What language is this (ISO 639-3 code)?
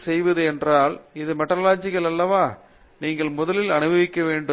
tam